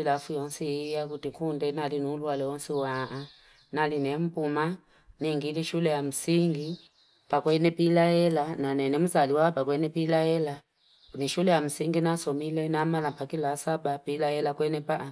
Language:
Fipa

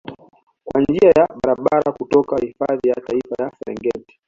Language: Swahili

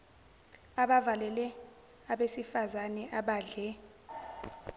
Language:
Zulu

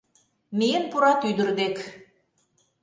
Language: Mari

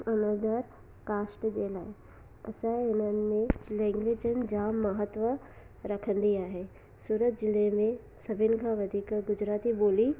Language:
Sindhi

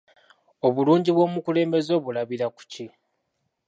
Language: Ganda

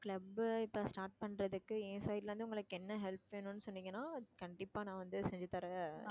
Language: Tamil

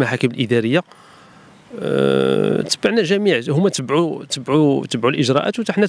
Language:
Arabic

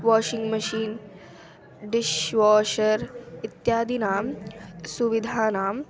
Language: Sanskrit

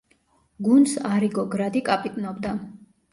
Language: Georgian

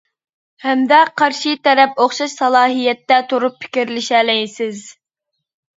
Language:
Uyghur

